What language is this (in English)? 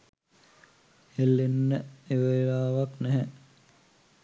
Sinhala